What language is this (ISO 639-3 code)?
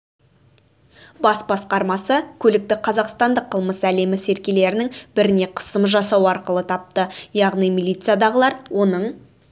kaz